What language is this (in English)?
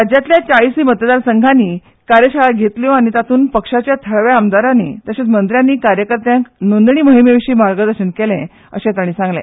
Konkani